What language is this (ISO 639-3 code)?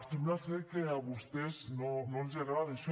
cat